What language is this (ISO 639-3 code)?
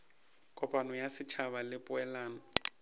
nso